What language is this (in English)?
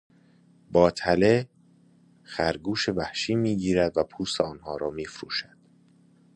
Persian